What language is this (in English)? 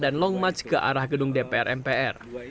Indonesian